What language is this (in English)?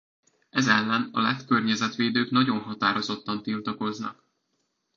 Hungarian